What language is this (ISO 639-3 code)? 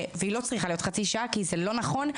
heb